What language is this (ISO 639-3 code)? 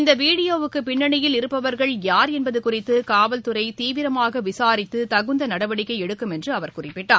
tam